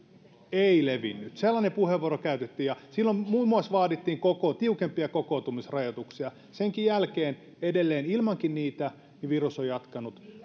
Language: Finnish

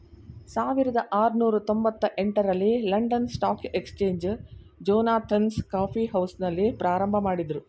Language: Kannada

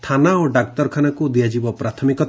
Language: Odia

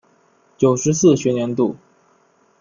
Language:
Chinese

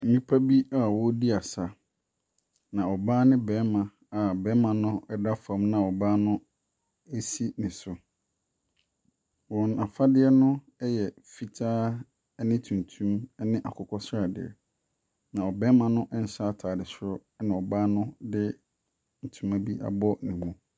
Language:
Akan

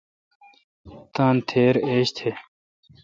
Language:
Kalkoti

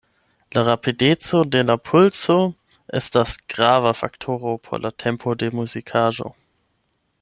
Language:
Esperanto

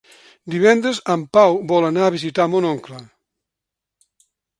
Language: Catalan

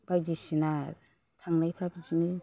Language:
Bodo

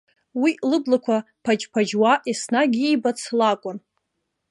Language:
Abkhazian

